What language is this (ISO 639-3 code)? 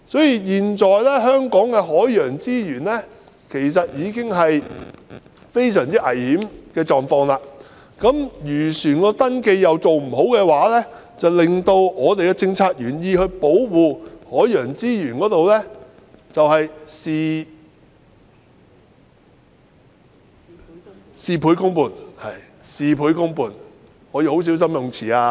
yue